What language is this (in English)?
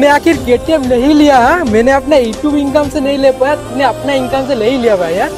Hindi